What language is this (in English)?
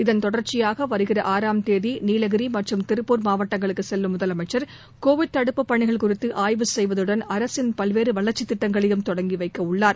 Tamil